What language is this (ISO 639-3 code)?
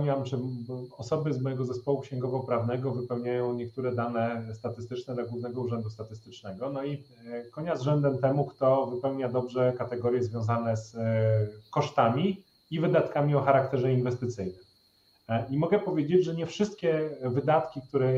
pol